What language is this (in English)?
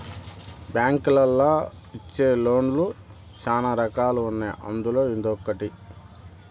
Telugu